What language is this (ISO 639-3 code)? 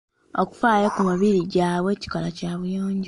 lug